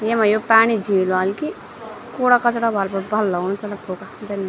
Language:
Garhwali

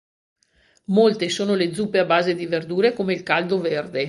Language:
Italian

